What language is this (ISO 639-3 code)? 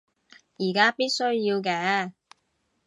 yue